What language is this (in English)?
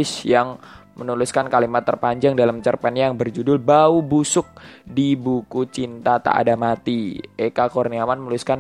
Indonesian